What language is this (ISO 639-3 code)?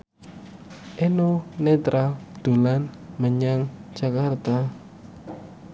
jav